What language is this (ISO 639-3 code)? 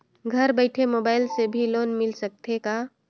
hne